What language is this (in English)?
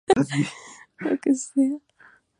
Spanish